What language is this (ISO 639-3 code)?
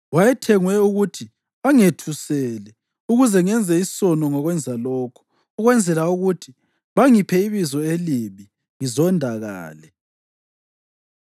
nde